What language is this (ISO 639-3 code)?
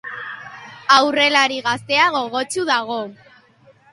eus